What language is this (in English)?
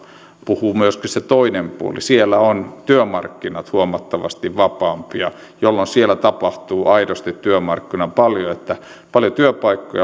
Finnish